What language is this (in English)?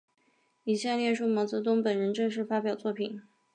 Chinese